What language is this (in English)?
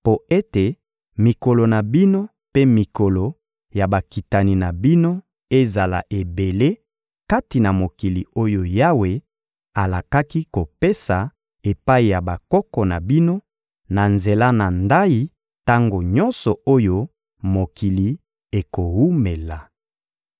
Lingala